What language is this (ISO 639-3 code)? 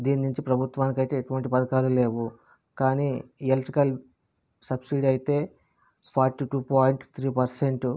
tel